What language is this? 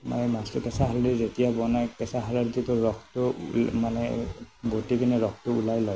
Assamese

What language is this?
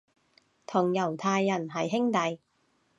Cantonese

